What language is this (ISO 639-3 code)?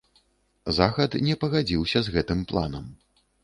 bel